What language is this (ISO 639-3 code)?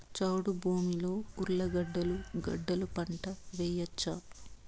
tel